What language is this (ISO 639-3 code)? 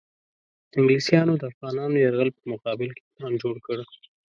pus